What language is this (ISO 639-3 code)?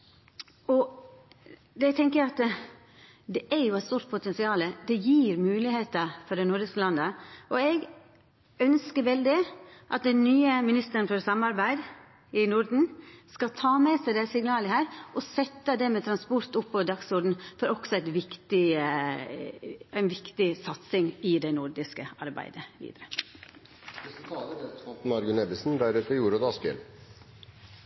nor